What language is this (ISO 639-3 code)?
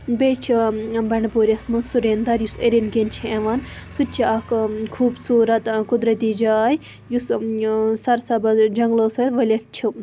kas